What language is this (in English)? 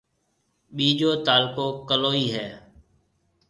Marwari (Pakistan)